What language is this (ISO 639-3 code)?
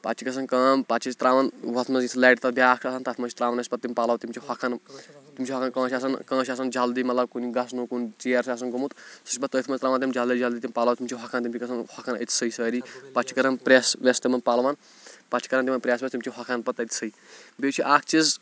kas